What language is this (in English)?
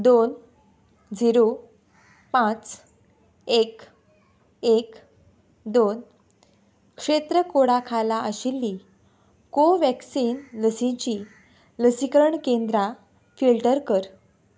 Konkani